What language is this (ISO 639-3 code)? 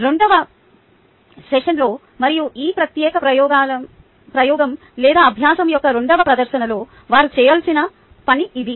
tel